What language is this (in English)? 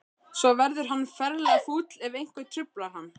Icelandic